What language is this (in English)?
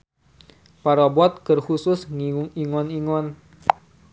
Sundanese